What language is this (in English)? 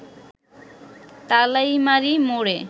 Bangla